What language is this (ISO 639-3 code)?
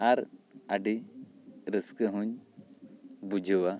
sat